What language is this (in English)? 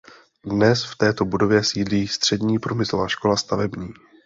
Czech